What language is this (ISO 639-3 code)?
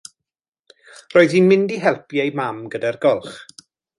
cym